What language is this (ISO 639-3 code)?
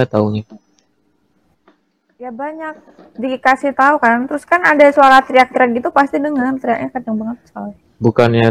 ind